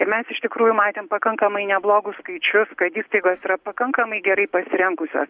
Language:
Lithuanian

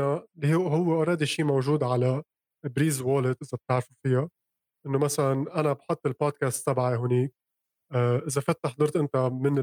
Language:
Arabic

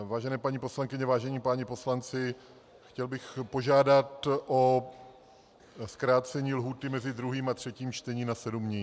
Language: Czech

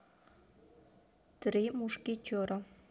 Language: Russian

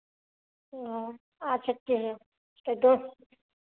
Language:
Hindi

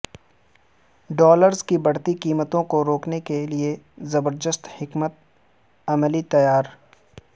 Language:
Urdu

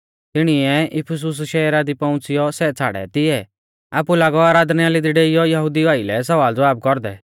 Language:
Mahasu Pahari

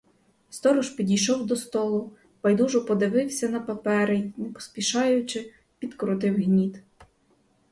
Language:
Ukrainian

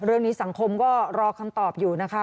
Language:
Thai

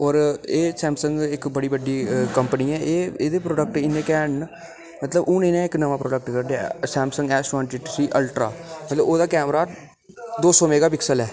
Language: Dogri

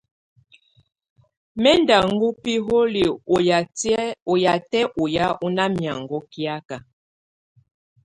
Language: Tunen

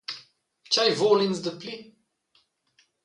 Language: Romansh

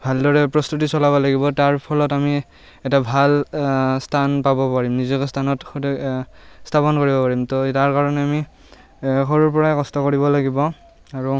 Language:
Assamese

